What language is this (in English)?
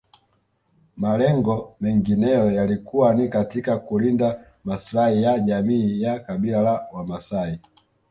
Swahili